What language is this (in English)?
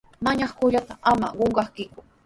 Sihuas Ancash Quechua